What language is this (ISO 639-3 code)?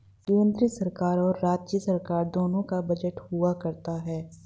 hin